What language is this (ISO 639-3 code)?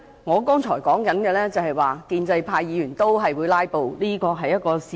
yue